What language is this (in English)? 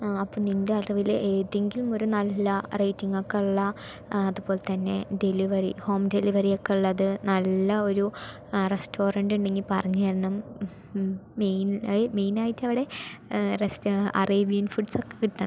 Malayalam